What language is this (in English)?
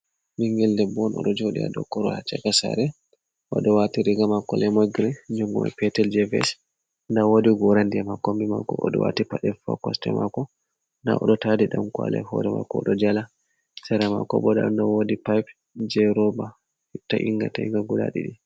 Fula